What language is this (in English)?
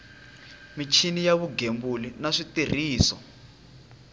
Tsonga